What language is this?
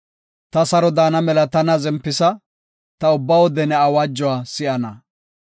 Gofa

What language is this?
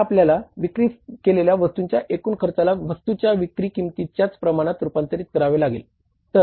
Marathi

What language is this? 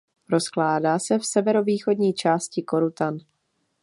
Czech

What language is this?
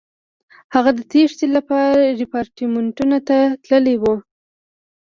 Pashto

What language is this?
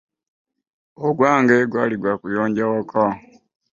Ganda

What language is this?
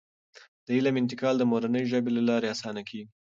Pashto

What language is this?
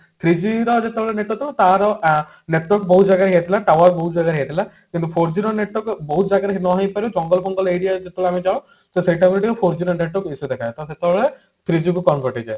Odia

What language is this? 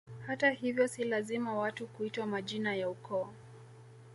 Swahili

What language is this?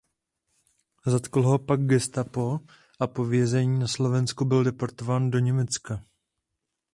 Czech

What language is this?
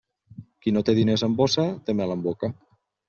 Catalan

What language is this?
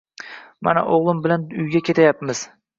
Uzbek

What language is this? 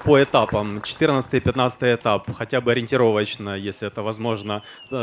Russian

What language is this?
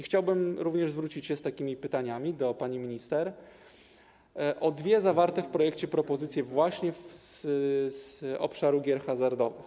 Polish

